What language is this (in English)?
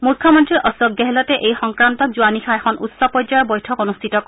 Assamese